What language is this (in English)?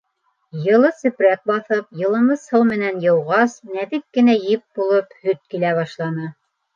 Bashkir